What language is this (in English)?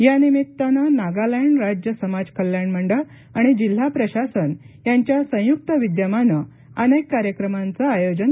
Marathi